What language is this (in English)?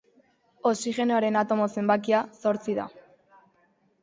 Basque